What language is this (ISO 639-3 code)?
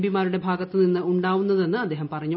mal